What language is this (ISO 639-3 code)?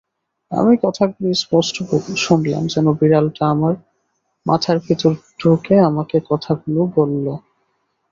ben